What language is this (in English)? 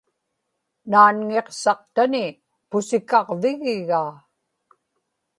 Inupiaq